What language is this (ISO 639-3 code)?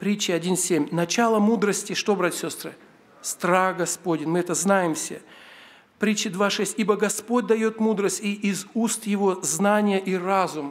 rus